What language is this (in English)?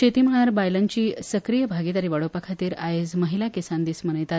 Konkani